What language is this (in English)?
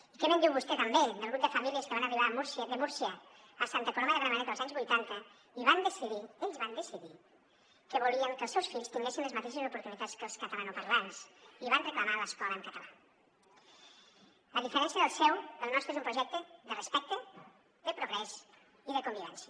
Catalan